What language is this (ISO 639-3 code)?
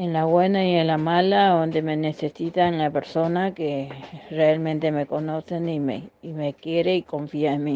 spa